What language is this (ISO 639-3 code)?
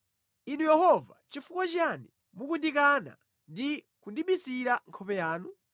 nya